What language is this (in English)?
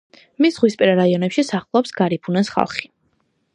Georgian